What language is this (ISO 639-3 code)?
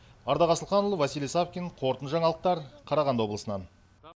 kaz